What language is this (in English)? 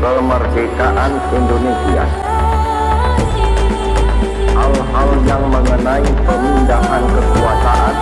Indonesian